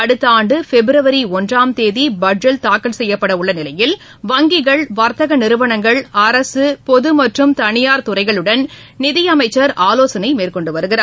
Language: Tamil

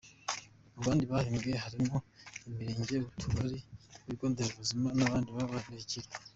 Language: Kinyarwanda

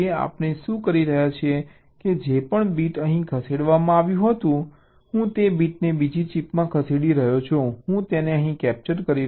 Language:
Gujarati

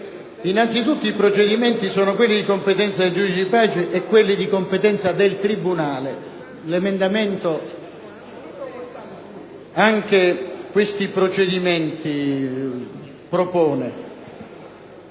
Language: Italian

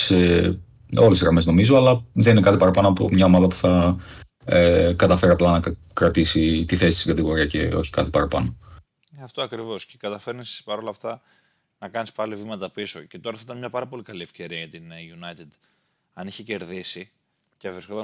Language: Greek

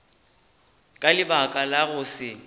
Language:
Northern Sotho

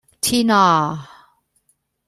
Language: Cantonese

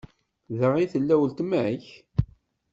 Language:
Kabyle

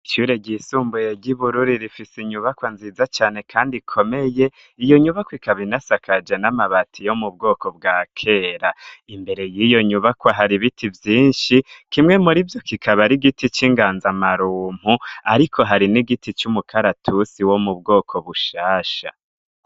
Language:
Rundi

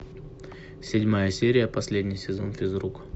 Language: Russian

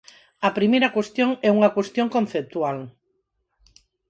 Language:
Galician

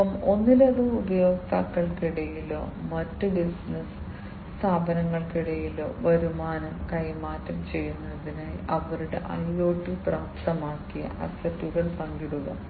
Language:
Malayalam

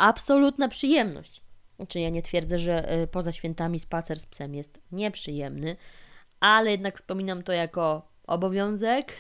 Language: Polish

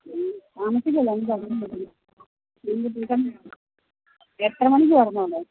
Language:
Malayalam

